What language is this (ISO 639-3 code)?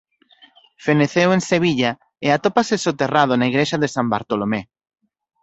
glg